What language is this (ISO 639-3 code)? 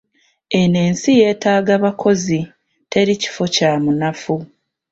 lug